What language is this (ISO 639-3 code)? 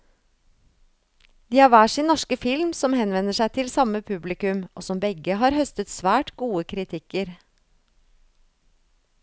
nor